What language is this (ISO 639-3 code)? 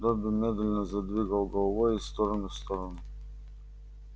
rus